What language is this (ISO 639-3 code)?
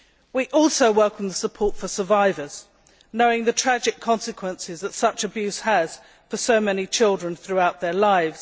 eng